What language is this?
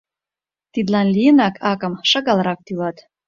Mari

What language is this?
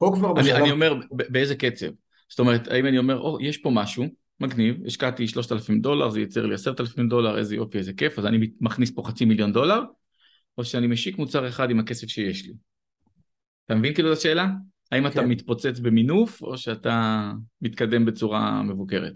Hebrew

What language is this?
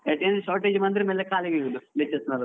Kannada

